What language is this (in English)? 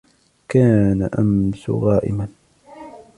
Arabic